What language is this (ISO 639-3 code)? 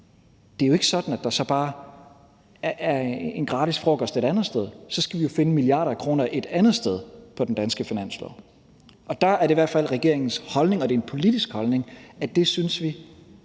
dan